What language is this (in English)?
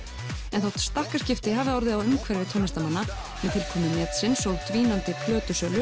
Icelandic